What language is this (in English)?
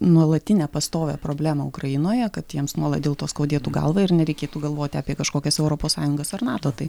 Lithuanian